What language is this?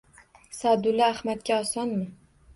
Uzbek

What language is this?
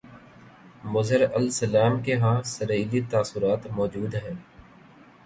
Urdu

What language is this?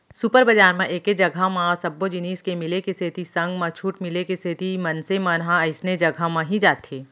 Chhattisgarhi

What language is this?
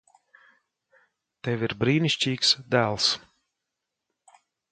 Latvian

